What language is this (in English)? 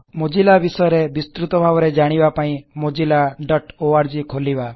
Odia